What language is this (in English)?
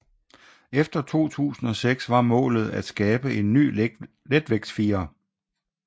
Danish